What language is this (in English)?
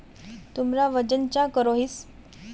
Magahi